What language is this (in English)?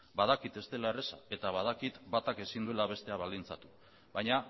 Basque